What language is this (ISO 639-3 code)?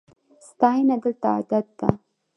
pus